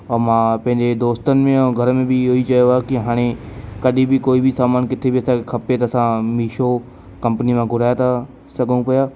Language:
Sindhi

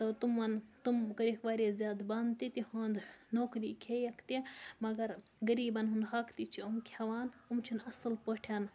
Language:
Kashmiri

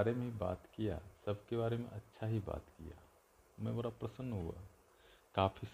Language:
Hindi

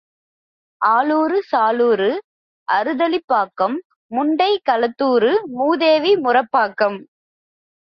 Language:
Tamil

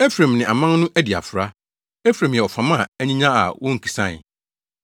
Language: Akan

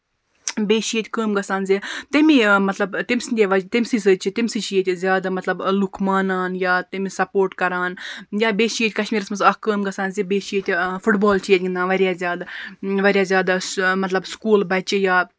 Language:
Kashmiri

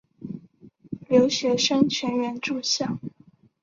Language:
Chinese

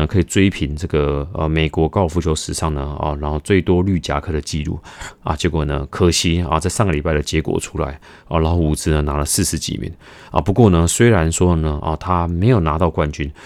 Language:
Chinese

